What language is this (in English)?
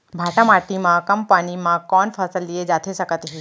Chhattisgarhi